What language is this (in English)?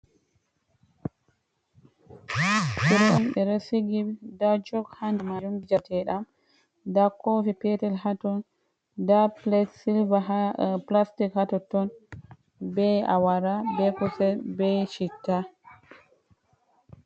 Fula